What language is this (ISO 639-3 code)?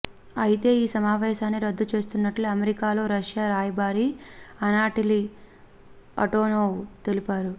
tel